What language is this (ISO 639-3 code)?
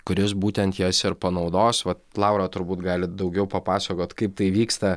lit